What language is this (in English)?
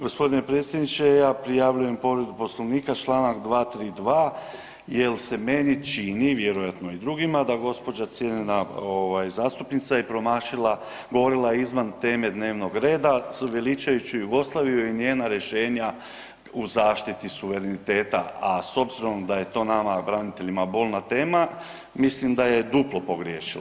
Croatian